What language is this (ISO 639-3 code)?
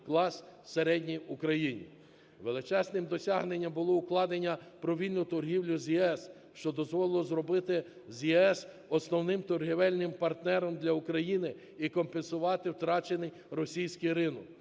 ukr